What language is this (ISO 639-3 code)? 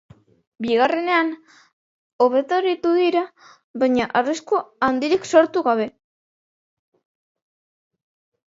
eus